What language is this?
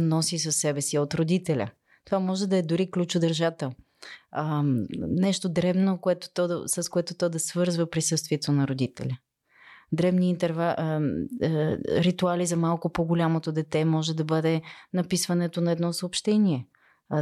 Bulgarian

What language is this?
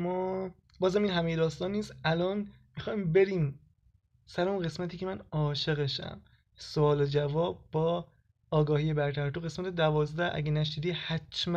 Persian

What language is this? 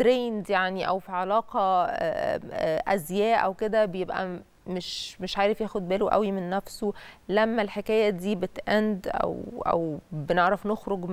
Arabic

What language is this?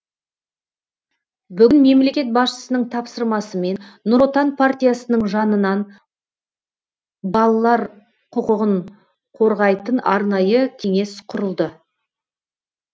Kazakh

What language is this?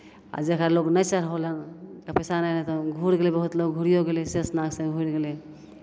Maithili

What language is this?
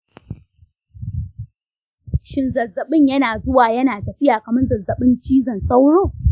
Hausa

